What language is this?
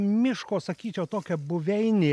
Lithuanian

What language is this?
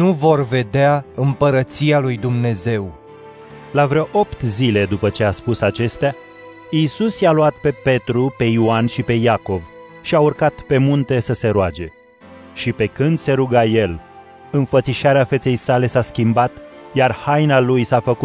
Romanian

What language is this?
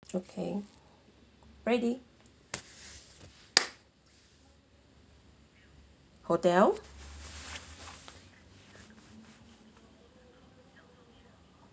English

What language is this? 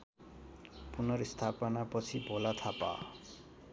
Nepali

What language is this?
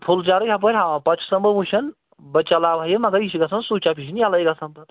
Kashmiri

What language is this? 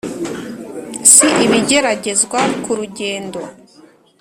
Kinyarwanda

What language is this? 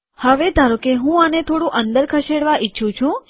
Gujarati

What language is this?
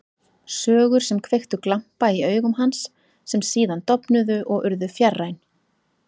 Icelandic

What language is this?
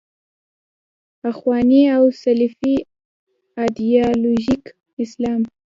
Pashto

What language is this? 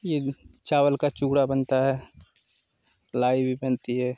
Hindi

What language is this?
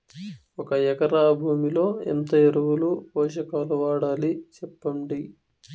Telugu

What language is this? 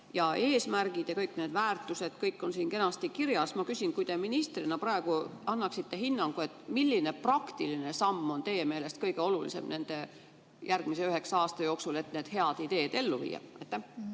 Estonian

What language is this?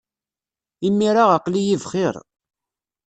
Kabyle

